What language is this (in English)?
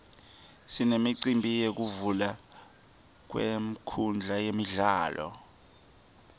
Swati